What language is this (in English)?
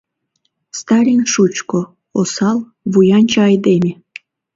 Mari